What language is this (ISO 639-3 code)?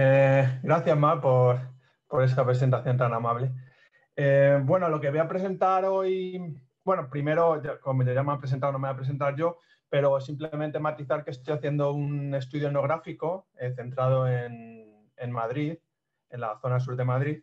spa